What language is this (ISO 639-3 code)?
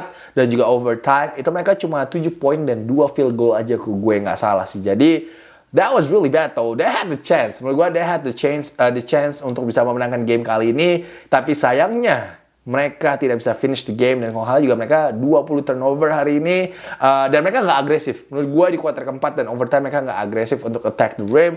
ind